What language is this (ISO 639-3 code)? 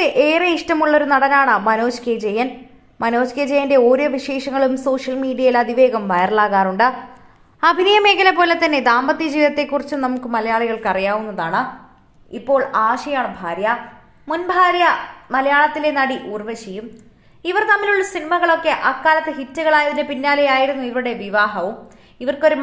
ron